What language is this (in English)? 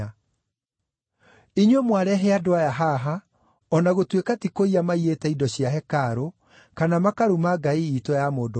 Kikuyu